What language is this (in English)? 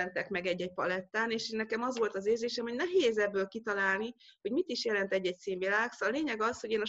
Hungarian